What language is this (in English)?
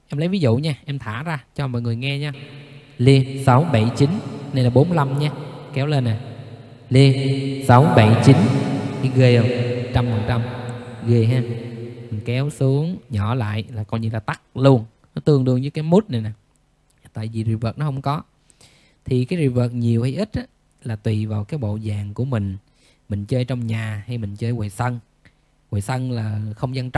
Vietnamese